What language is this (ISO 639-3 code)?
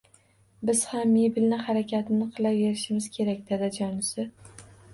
uzb